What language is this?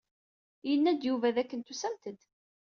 Kabyle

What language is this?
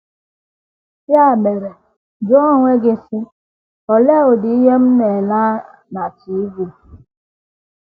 Igbo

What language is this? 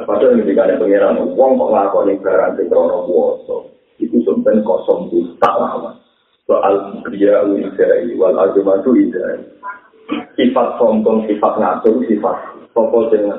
Malay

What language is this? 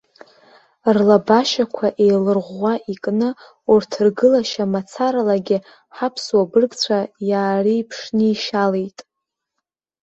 Abkhazian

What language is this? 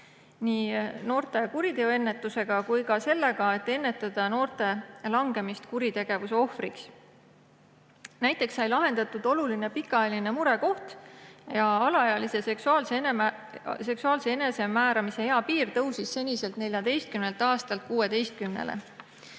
Estonian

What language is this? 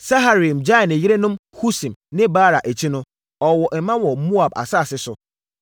Akan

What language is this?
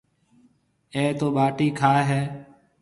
Marwari (Pakistan)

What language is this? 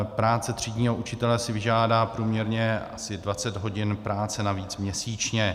Czech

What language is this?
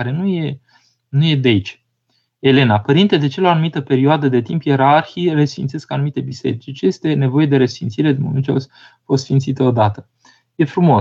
Romanian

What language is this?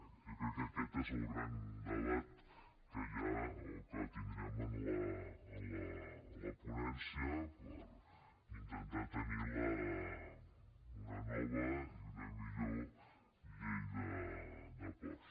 Catalan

